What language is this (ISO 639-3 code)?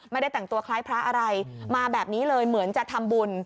tha